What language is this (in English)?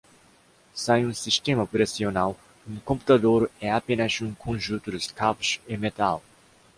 Portuguese